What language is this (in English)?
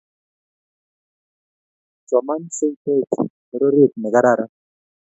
Kalenjin